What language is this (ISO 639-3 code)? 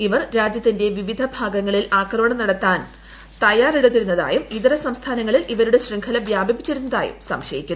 mal